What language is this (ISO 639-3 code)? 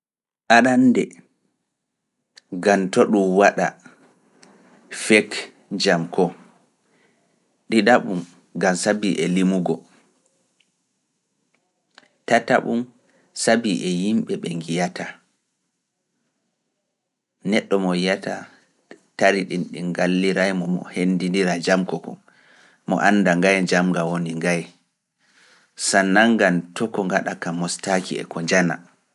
ful